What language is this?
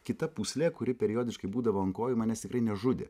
Lithuanian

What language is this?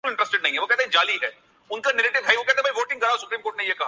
Urdu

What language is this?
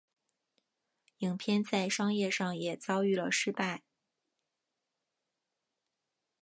Chinese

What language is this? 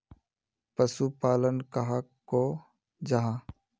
Magahi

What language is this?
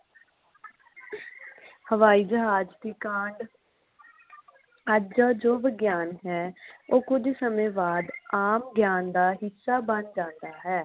Punjabi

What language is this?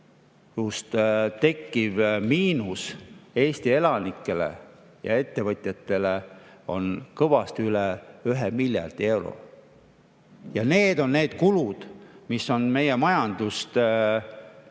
Estonian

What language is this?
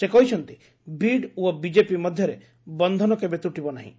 Odia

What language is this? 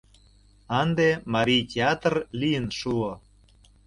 Mari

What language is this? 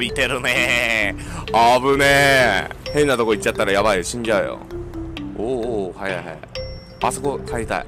Japanese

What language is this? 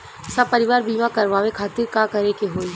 Bhojpuri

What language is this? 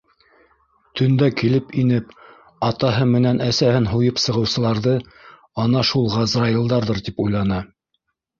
Bashkir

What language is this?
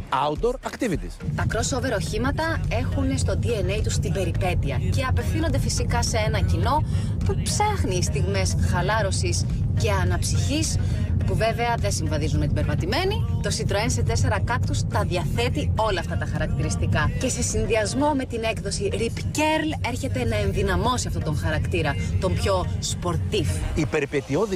Greek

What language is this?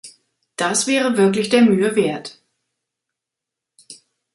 German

